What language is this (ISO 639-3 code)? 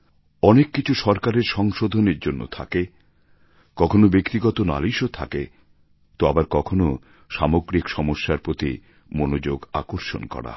ben